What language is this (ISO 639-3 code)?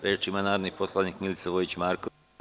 srp